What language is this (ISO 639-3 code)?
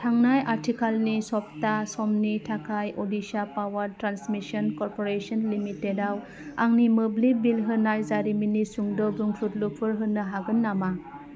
brx